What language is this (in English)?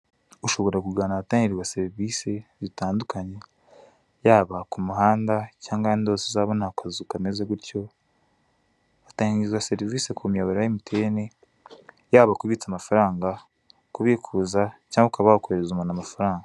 Kinyarwanda